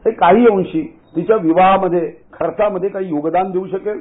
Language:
Marathi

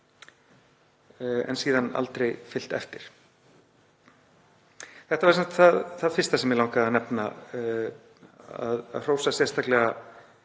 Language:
Icelandic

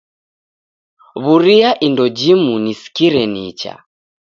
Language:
Taita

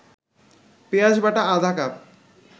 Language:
Bangla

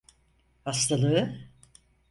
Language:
Turkish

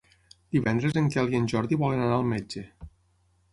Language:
Catalan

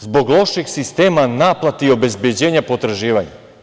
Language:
Serbian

